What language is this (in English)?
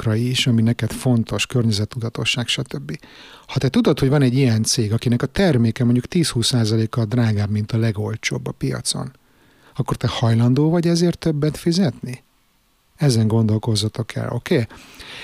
Hungarian